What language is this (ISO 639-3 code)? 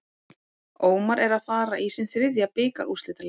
isl